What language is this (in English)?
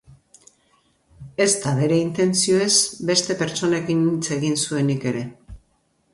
Basque